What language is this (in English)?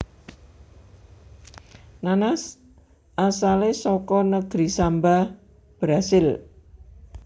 Javanese